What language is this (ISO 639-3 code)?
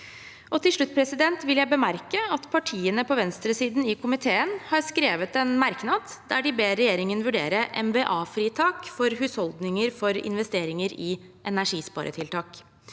nor